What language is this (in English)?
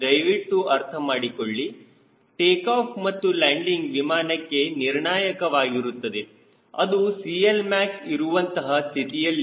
Kannada